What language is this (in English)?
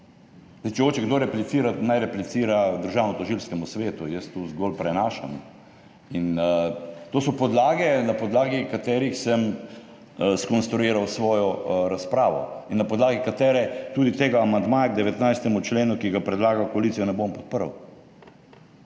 Slovenian